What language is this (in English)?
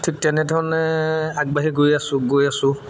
Assamese